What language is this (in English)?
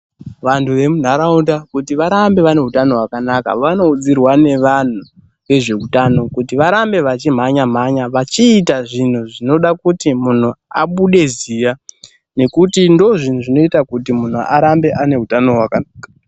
Ndau